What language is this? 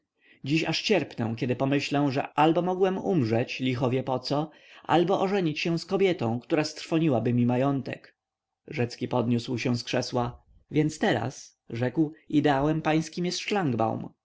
Polish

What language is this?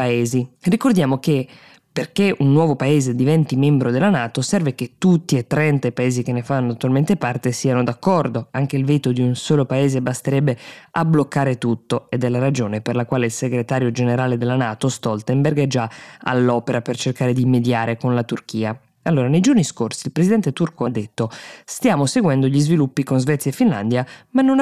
Italian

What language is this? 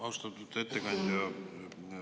Estonian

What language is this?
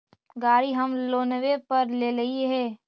Magahi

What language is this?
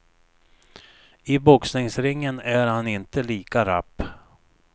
Swedish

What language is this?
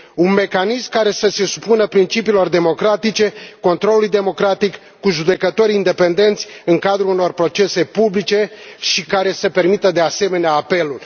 Romanian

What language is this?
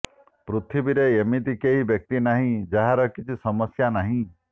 Odia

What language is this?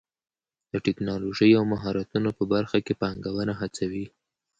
Pashto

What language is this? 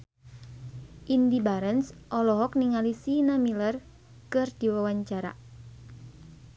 Sundanese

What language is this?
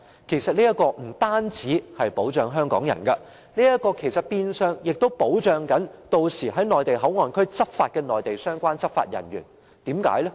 Cantonese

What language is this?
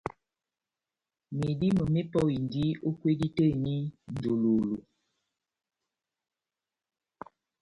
Batanga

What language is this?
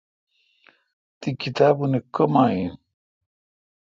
Kalkoti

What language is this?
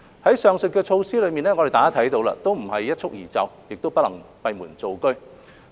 Cantonese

